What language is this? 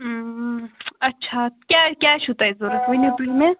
Kashmiri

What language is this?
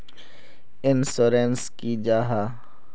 Magahi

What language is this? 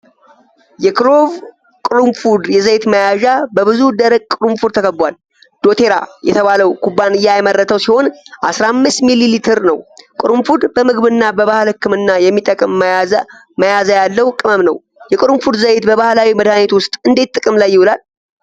Amharic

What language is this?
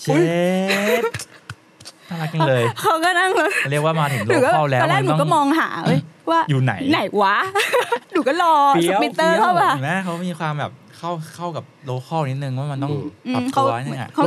Thai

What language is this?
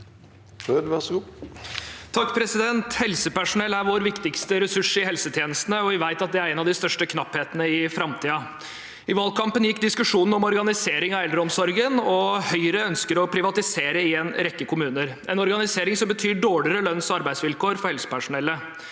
Norwegian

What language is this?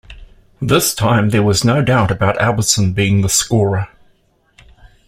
English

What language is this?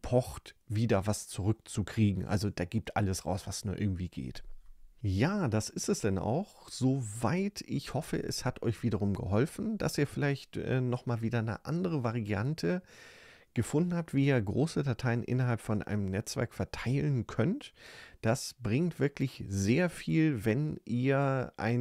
German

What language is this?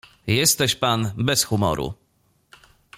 Polish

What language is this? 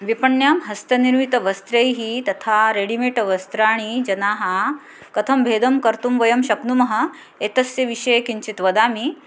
Sanskrit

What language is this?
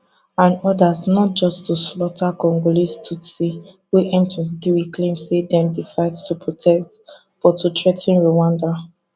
Nigerian Pidgin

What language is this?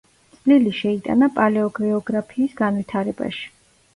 Georgian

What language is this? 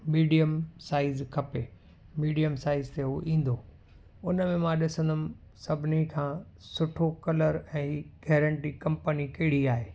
Sindhi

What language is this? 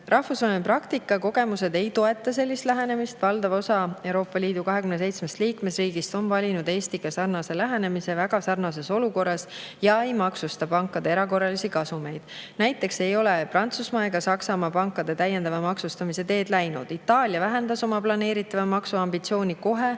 Estonian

